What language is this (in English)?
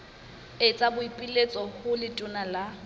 Southern Sotho